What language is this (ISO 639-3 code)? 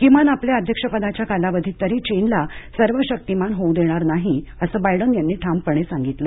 mar